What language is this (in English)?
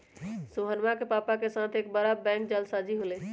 Magahi